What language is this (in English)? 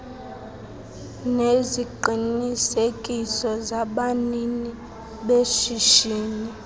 Xhosa